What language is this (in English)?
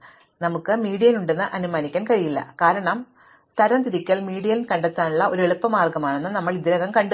Malayalam